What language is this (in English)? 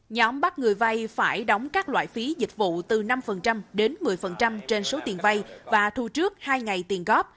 Vietnamese